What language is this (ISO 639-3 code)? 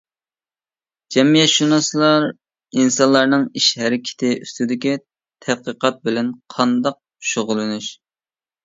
uig